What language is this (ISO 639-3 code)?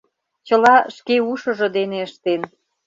chm